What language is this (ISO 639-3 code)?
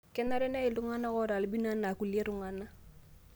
mas